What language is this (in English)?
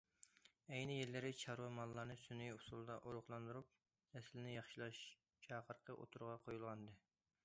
Uyghur